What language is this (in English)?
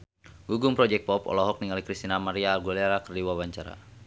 Sundanese